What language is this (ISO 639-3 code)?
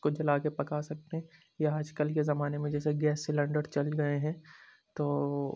urd